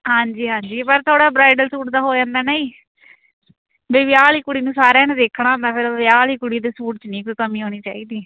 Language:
Punjabi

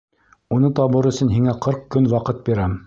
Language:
Bashkir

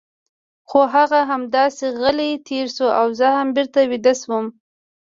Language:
Pashto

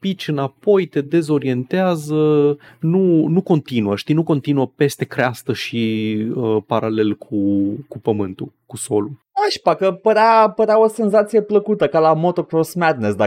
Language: Romanian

